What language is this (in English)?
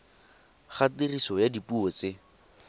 Tswana